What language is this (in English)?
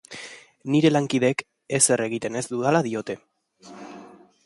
Basque